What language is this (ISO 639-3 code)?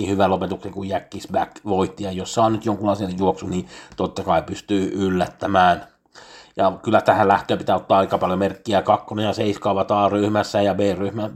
fin